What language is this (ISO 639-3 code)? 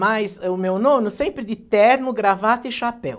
por